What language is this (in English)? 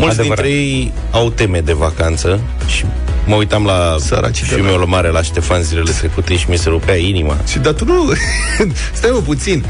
Romanian